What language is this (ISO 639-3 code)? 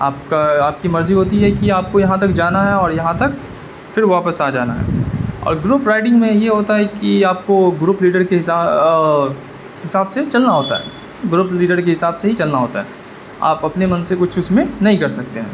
urd